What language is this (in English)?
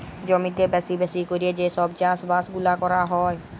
Bangla